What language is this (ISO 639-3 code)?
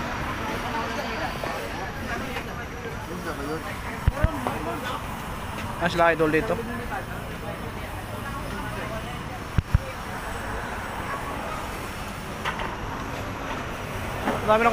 fil